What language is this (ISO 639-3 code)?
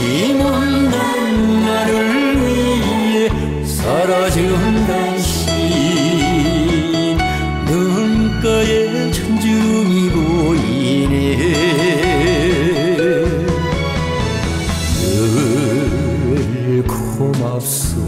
kor